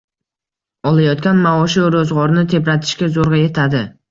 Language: Uzbek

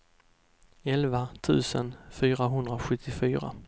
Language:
Swedish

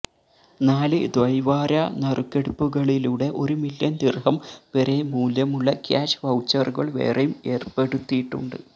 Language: Malayalam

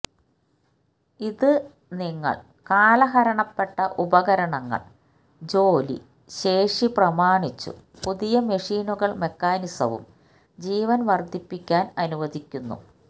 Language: Malayalam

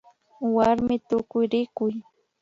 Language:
Imbabura Highland Quichua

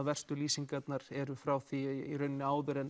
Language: Icelandic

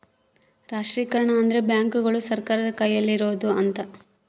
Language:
Kannada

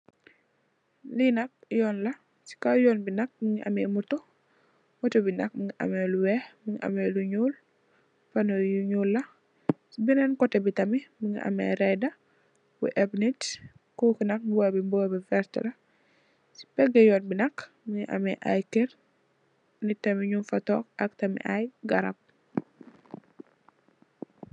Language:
Wolof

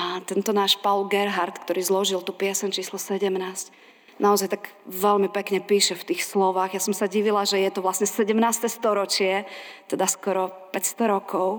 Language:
Slovak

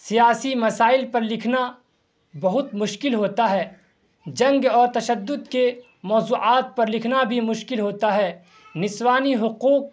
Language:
Urdu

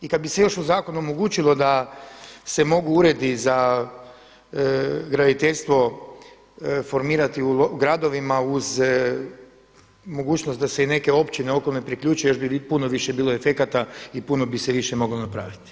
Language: Croatian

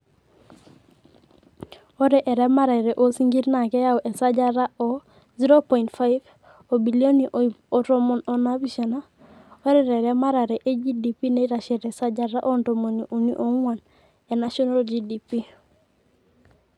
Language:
Masai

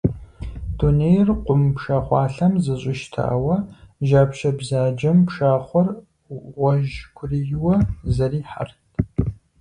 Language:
Kabardian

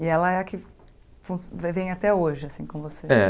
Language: Portuguese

